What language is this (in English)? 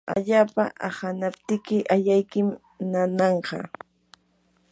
Yanahuanca Pasco Quechua